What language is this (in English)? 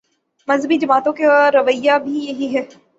Urdu